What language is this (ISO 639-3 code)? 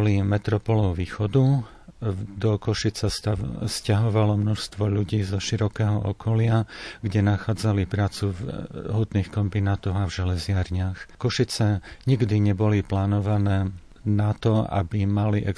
slk